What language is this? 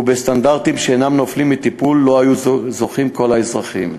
Hebrew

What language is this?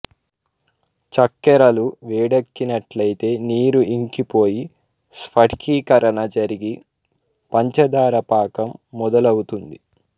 Telugu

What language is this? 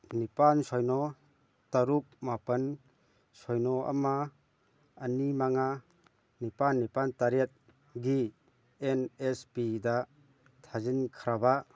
Manipuri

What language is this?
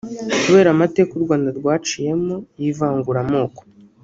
Kinyarwanda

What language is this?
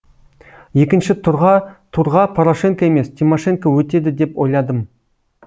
Kazakh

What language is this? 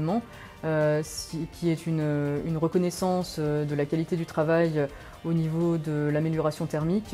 French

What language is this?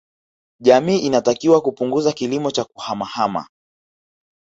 Swahili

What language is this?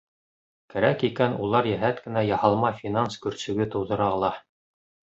Bashkir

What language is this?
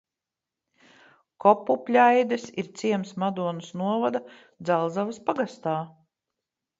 Latvian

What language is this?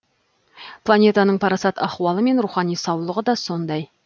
Kazakh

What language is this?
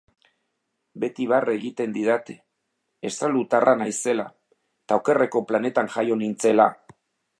Basque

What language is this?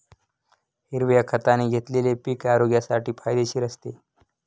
Marathi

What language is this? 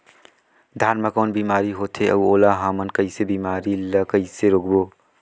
Chhattisgarhi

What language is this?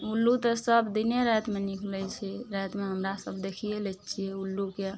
Maithili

